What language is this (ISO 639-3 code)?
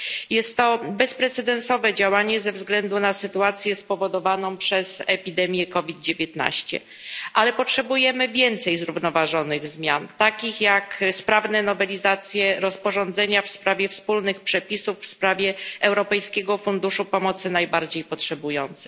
pol